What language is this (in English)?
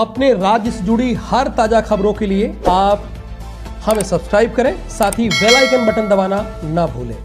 Hindi